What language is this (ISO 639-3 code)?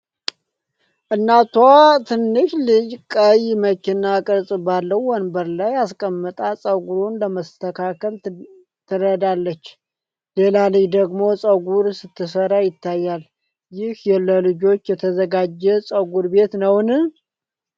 amh